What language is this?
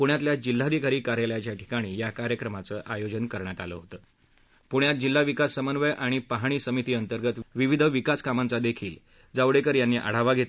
Marathi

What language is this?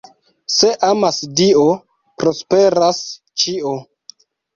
Esperanto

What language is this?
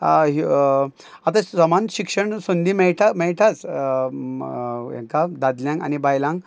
Konkani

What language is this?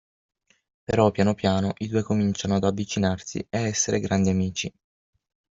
Italian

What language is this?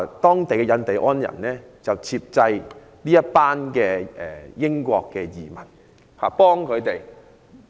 Cantonese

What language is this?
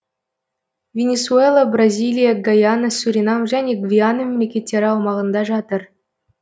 Kazakh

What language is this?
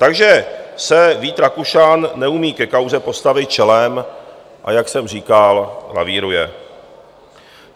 Czech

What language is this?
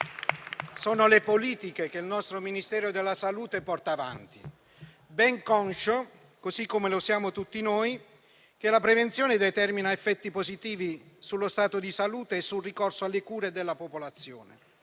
Italian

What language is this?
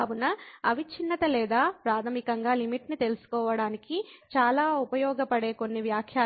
Telugu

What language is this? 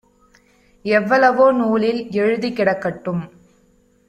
Tamil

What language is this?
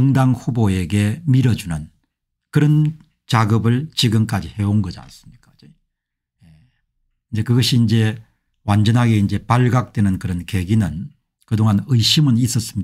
Korean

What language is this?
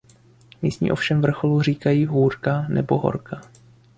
Czech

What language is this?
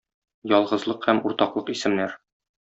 Tatar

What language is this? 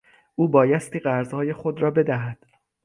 Persian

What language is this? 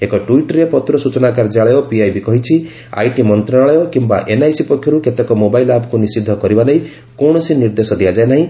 Odia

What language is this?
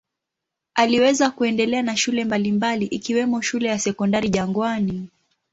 Swahili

